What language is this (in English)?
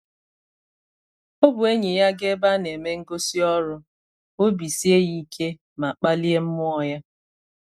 Igbo